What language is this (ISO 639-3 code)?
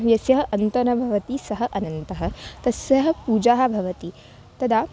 san